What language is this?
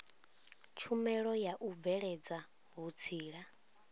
Venda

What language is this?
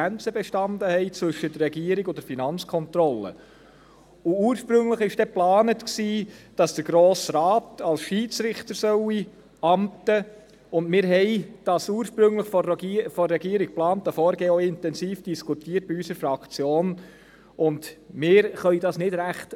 Swiss German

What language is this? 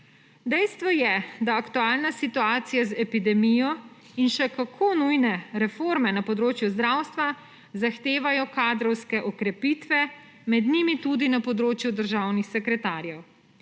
Slovenian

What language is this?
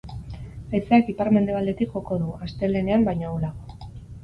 Basque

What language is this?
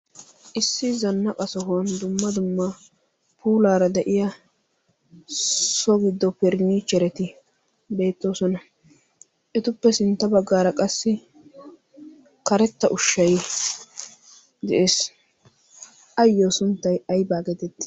Wolaytta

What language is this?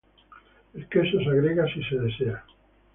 Spanish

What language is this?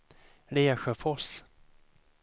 Swedish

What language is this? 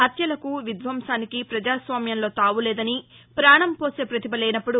Telugu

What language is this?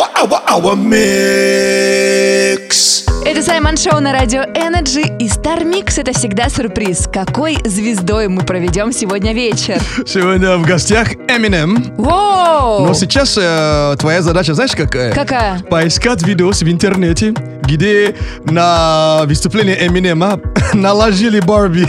Russian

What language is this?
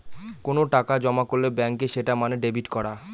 Bangla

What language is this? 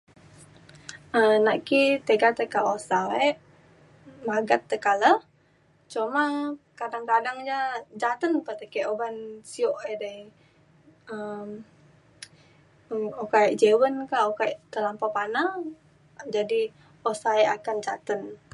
Mainstream Kenyah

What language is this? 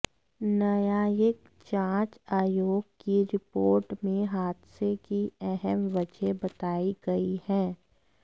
Hindi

